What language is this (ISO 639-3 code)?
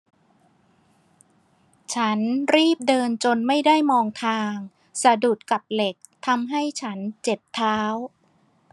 tha